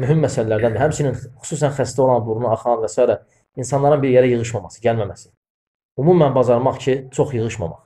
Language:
Turkish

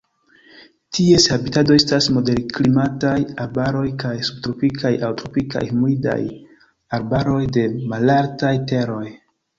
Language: Esperanto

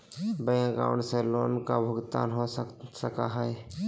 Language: Magahi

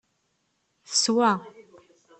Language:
Kabyle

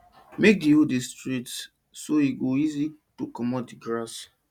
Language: Nigerian Pidgin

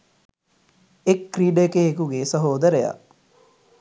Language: Sinhala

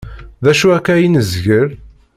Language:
Kabyle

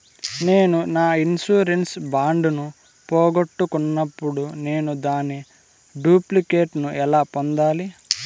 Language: Telugu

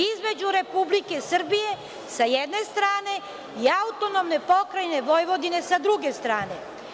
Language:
Serbian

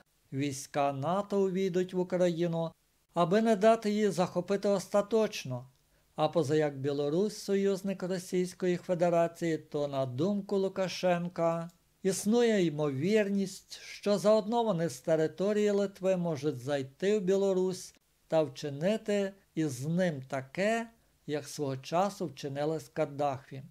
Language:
Ukrainian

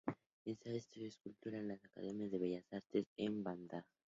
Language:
Spanish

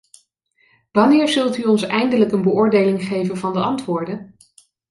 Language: Dutch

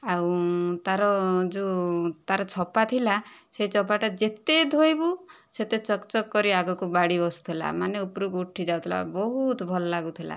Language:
Odia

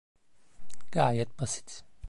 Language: Turkish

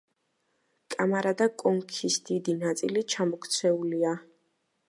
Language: Georgian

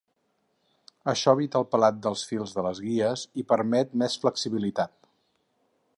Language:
Catalan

